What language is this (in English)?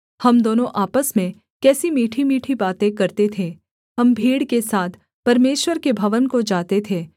Hindi